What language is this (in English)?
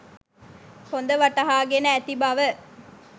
Sinhala